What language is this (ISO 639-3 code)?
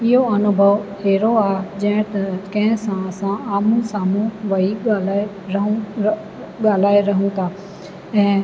snd